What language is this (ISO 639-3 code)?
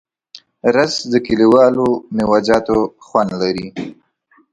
pus